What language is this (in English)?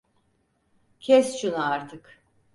Turkish